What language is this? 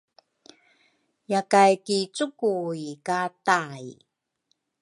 Rukai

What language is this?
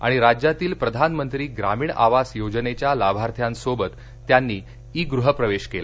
Marathi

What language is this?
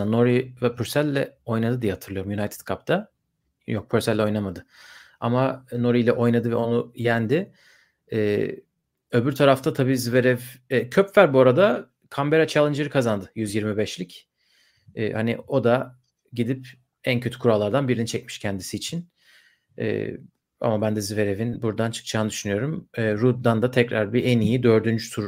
Turkish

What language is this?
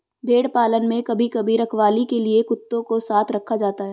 Hindi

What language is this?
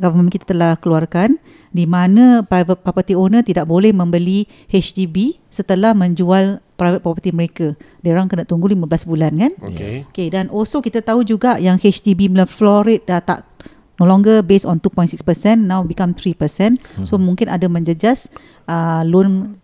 Malay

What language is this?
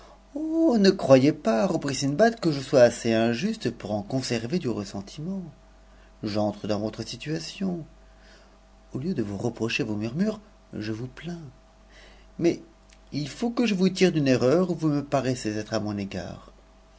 French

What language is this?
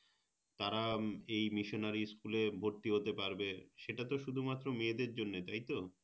Bangla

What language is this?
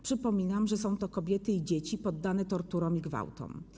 Polish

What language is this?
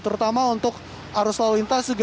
Indonesian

